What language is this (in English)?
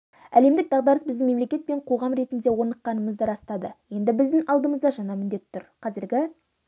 Kazakh